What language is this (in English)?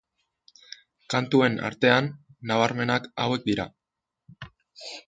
Basque